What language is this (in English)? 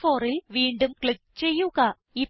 Malayalam